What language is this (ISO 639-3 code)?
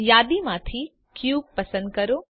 guj